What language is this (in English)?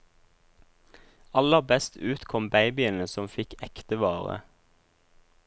Norwegian